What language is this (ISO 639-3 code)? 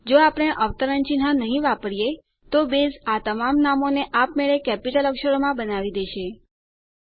guj